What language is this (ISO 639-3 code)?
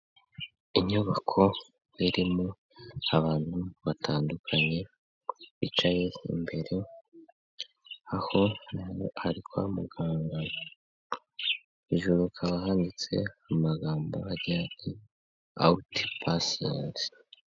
kin